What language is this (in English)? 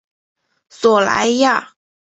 Chinese